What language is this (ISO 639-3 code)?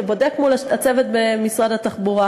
heb